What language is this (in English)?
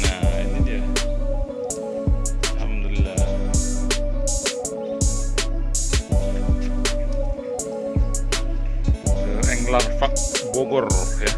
Indonesian